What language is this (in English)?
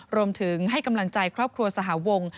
Thai